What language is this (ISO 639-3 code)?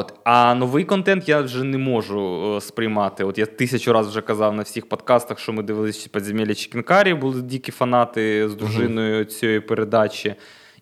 ukr